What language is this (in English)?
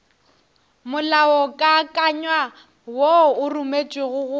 Northern Sotho